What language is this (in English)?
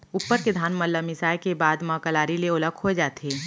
Chhattisgarhi